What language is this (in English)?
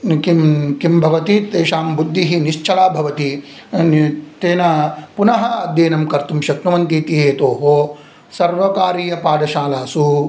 Sanskrit